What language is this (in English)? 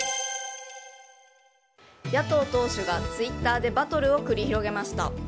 Japanese